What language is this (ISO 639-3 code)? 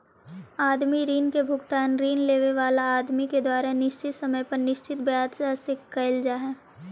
mag